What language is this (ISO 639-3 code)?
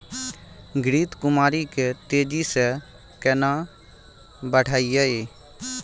mai